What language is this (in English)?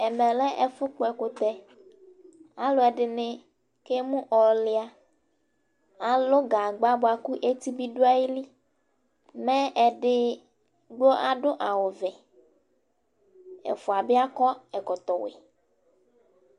Ikposo